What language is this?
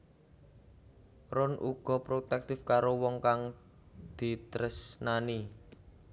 Javanese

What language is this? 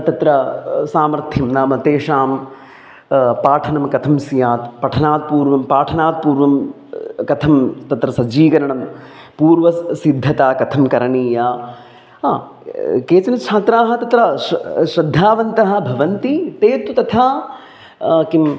Sanskrit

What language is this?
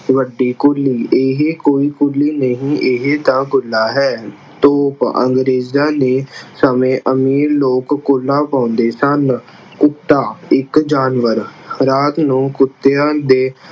Punjabi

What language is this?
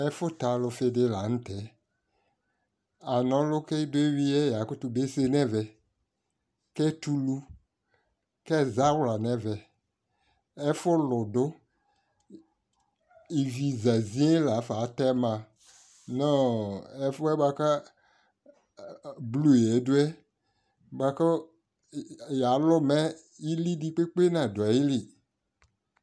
Ikposo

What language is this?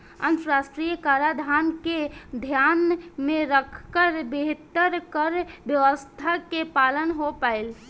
Bhojpuri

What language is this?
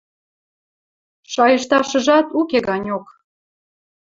Western Mari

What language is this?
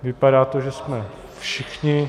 Czech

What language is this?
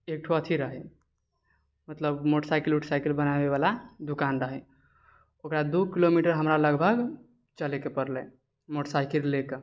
Maithili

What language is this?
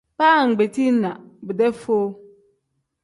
Tem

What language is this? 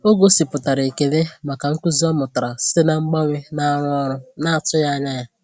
Igbo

